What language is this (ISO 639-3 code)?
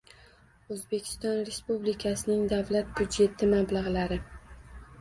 uzb